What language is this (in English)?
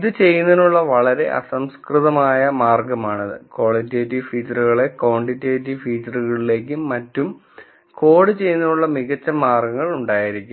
Malayalam